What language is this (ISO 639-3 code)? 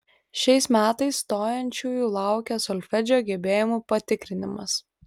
lit